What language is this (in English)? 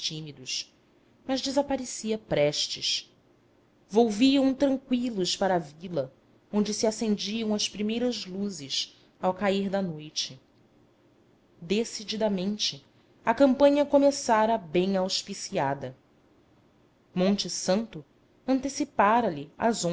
Portuguese